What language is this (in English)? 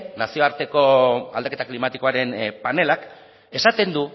Basque